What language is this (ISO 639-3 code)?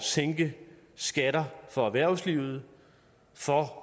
dan